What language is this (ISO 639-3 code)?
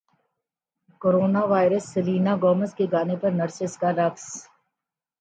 urd